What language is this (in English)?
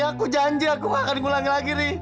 Indonesian